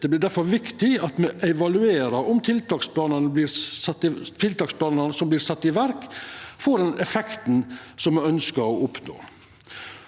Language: Norwegian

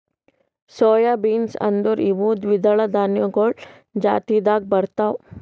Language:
Kannada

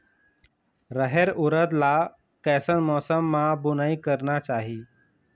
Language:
Chhattisgarhi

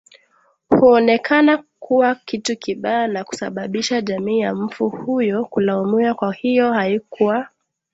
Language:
Swahili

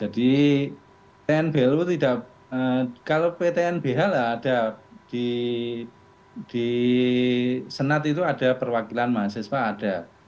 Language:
Indonesian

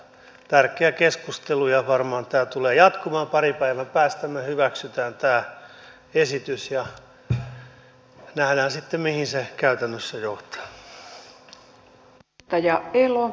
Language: Finnish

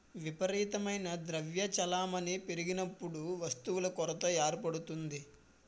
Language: Telugu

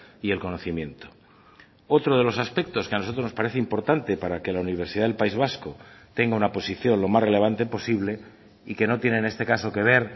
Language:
Spanish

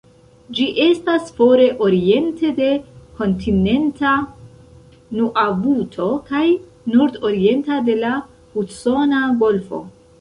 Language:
Esperanto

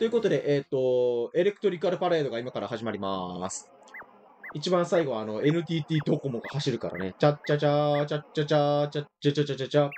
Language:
Japanese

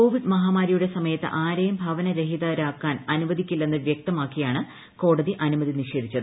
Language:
Malayalam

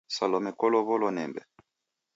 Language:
Taita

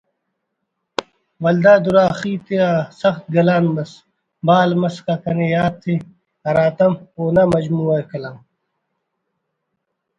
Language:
Brahui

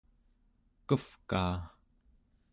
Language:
Central Yupik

